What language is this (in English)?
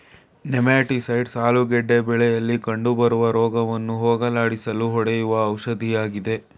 Kannada